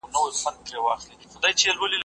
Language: Pashto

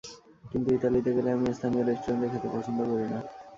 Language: Bangla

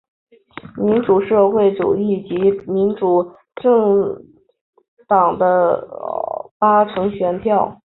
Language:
Chinese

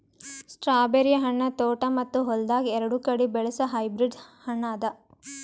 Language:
Kannada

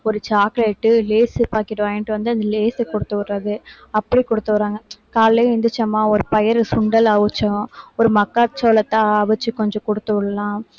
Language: Tamil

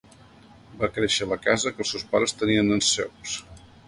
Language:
Catalan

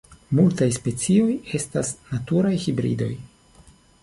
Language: Esperanto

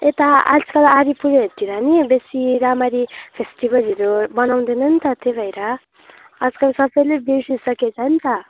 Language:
Nepali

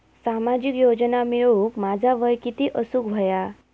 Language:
Marathi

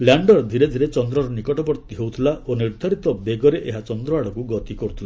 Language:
Odia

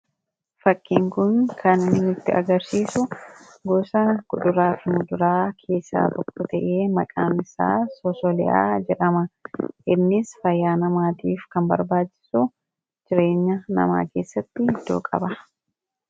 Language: Oromo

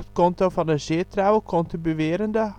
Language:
Dutch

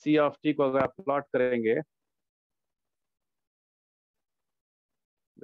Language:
Hindi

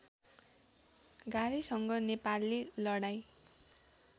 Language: Nepali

